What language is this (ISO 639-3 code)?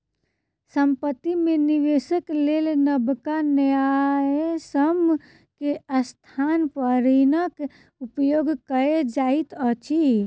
mai